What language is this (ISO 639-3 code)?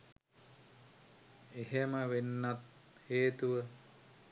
sin